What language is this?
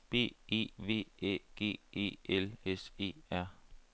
Danish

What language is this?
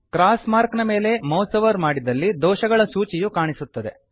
Kannada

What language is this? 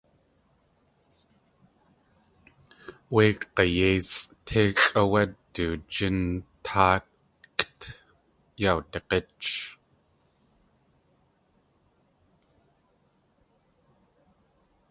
Tlingit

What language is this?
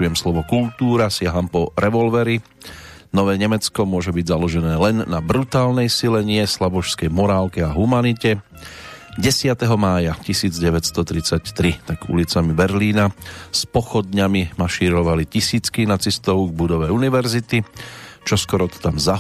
Slovak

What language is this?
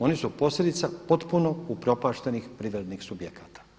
Croatian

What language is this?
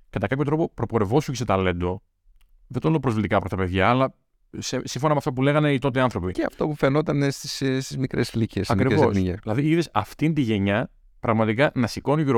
Greek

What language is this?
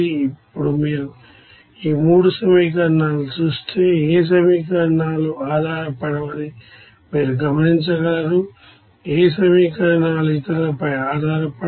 Telugu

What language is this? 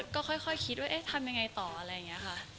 Thai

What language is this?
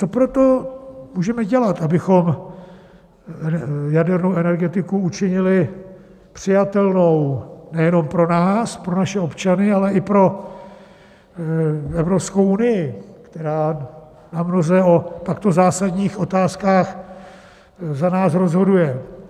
Czech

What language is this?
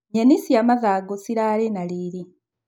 Kikuyu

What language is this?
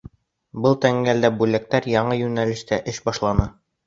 Bashkir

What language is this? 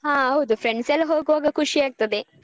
Kannada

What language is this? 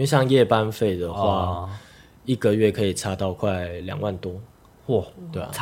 Chinese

